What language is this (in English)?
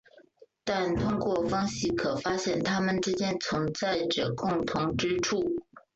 Chinese